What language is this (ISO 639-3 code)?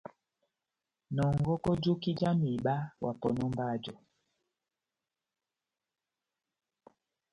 bnm